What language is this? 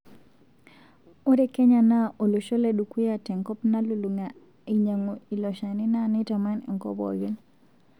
Masai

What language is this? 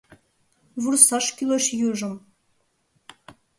Mari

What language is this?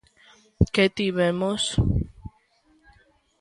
Galician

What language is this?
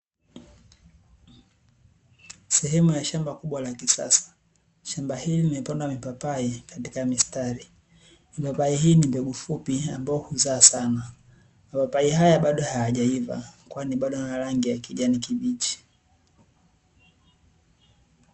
Swahili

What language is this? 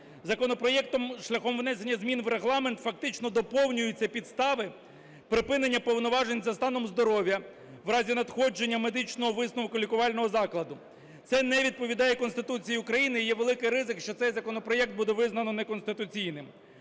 Ukrainian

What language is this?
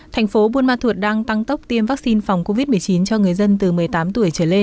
Vietnamese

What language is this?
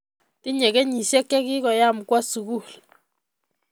Kalenjin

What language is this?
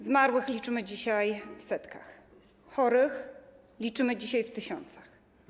Polish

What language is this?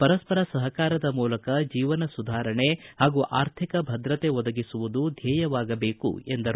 Kannada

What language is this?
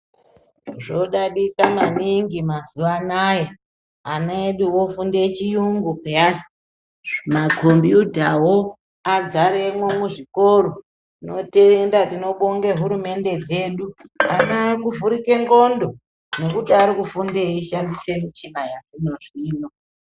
Ndau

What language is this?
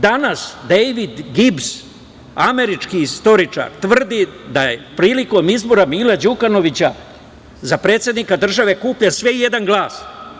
Serbian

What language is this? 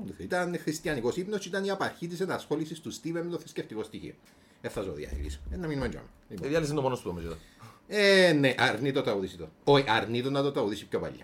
Greek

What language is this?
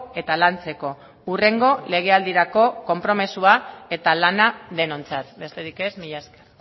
Basque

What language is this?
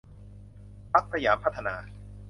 Thai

